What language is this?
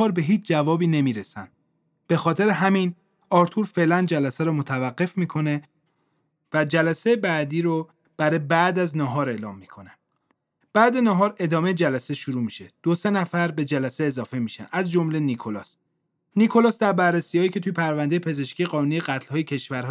Persian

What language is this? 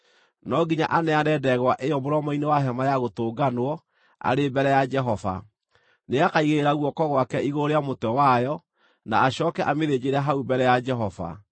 Kikuyu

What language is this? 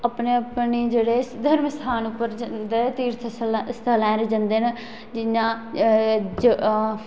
Dogri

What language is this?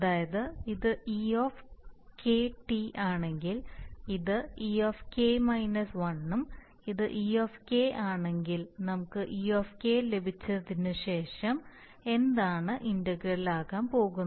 Malayalam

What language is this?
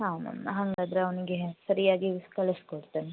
Kannada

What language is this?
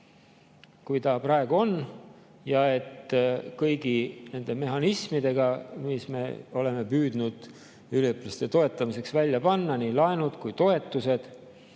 Estonian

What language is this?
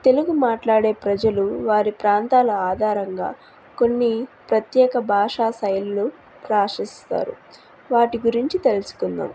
Telugu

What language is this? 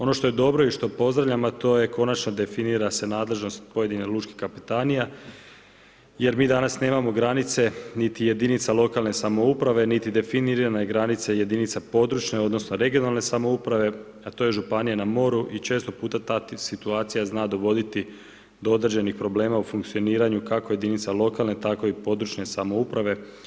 Croatian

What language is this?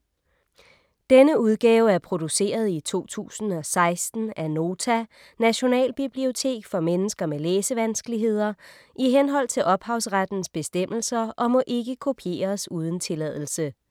Danish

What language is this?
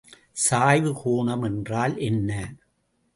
Tamil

